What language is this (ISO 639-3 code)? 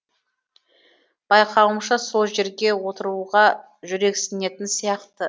kaz